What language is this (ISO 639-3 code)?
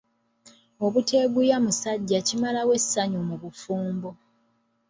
lug